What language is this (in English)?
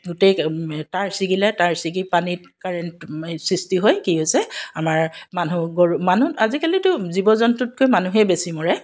Assamese